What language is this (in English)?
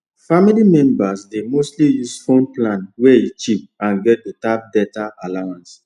Nigerian Pidgin